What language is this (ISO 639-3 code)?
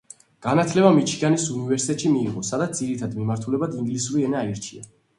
kat